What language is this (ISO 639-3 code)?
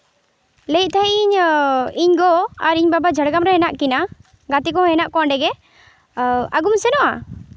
sat